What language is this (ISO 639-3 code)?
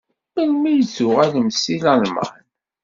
kab